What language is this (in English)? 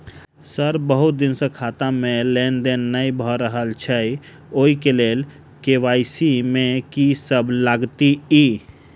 Maithili